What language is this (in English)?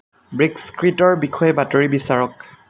Assamese